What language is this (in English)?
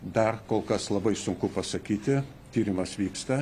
Lithuanian